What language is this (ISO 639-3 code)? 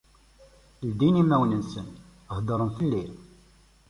kab